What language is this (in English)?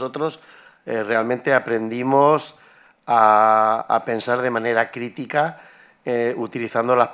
Catalan